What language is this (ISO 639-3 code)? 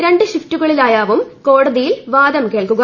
mal